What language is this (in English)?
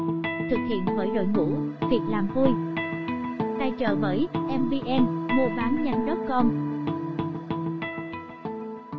Vietnamese